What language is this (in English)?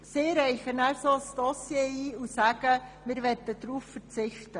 Swiss German